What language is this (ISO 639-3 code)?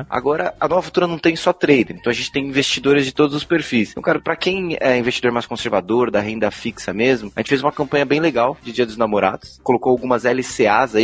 por